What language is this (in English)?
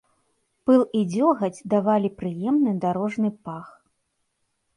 Belarusian